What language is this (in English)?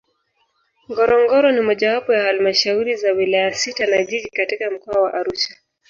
Swahili